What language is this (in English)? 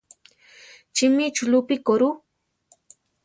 Central Tarahumara